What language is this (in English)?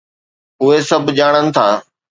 Sindhi